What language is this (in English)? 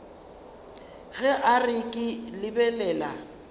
Northern Sotho